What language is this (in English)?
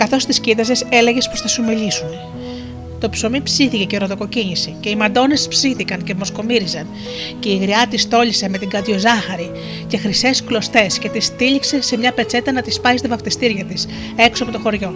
Greek